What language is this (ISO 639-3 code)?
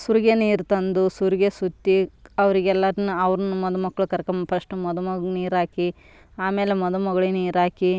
kan